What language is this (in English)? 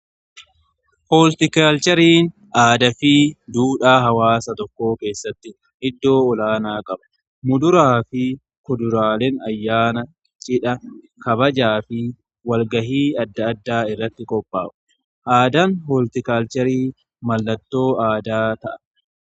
Oromo